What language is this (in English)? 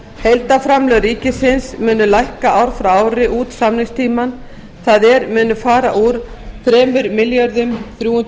Icelandic